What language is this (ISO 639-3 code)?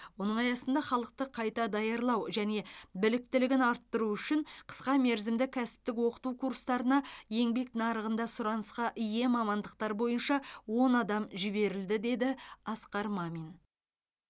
kaz